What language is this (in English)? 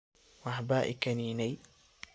Somali